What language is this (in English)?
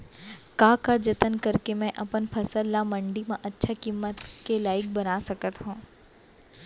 Chhattisgarhi